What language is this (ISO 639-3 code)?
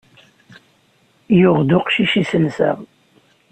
kab